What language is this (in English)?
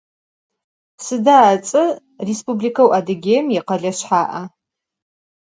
Adyghe